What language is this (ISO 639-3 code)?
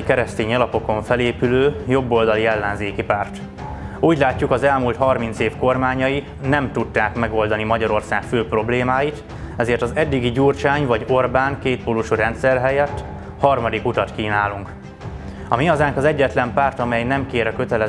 hun